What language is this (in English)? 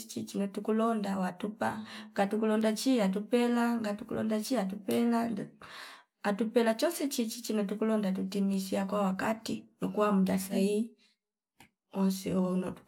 Fipa